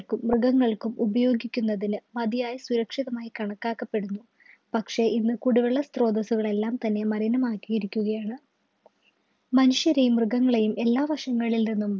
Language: Malayalam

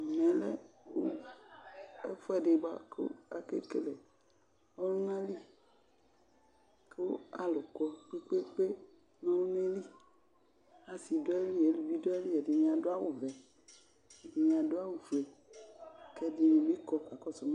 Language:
Ikposo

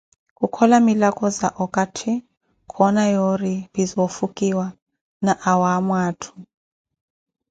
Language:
Koti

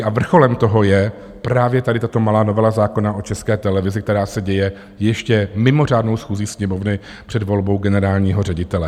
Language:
Czech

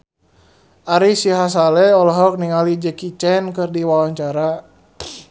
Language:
Sundanese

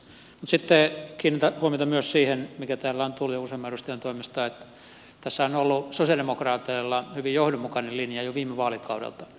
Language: Finnish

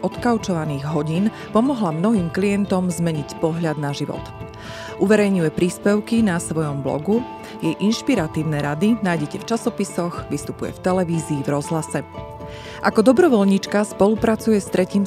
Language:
Slovak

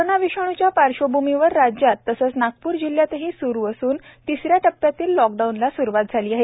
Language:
Marathi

